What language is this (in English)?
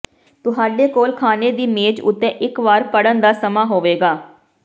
Punjabi